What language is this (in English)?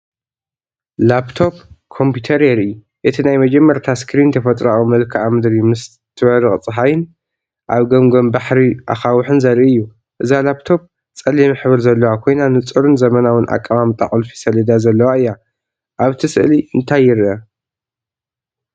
Tigrinya